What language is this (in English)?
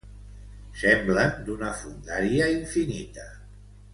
Catalan